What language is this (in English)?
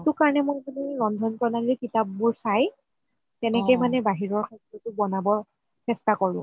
Assamese